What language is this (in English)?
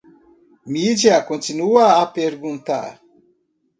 Portuguese